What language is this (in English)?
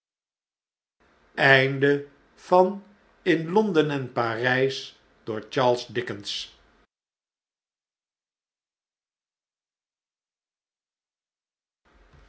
Dutch